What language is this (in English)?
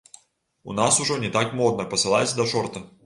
Belarusian